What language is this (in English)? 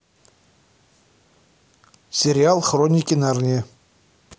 Russian